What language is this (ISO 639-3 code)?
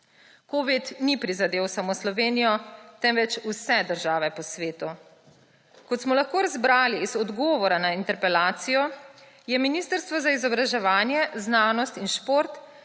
slv